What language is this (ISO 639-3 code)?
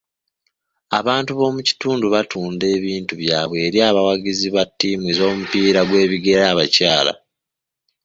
lug